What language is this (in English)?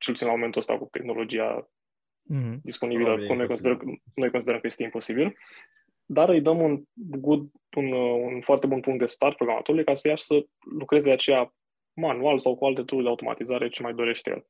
Romanian